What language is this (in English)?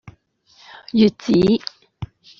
Cantonese